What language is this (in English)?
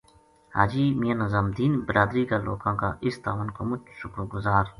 Gujari